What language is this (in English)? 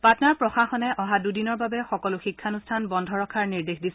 Assamese